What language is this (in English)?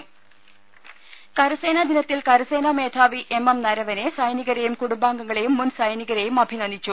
Malayalam